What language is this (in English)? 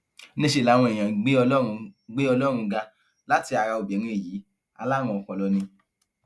Yoruba